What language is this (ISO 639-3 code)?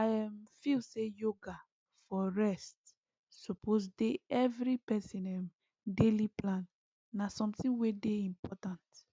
pcm